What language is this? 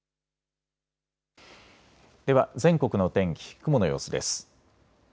Japanese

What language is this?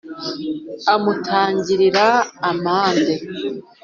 Kinyarwanda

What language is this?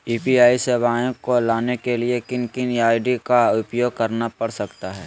Magahi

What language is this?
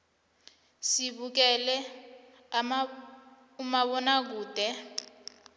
South Ndebele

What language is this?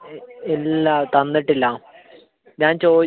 Malayalam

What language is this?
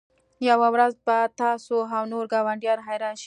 Pashto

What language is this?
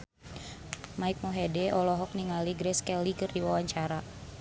Sundanese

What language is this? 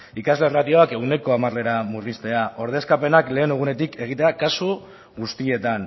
Basque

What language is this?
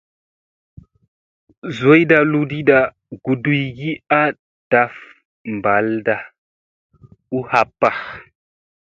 Musey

